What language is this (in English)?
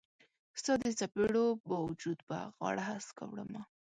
Pashto